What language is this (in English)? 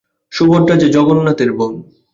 Bangla